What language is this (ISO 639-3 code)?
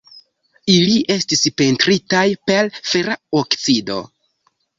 epo